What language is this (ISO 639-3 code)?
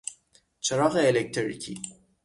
fas